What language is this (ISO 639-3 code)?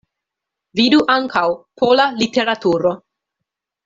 epo